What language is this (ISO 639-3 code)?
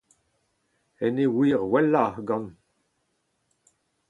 bre